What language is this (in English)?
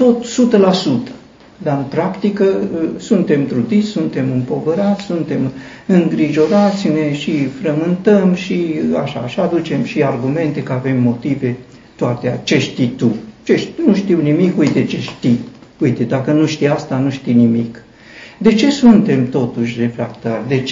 Romanian